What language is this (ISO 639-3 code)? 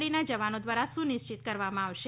guj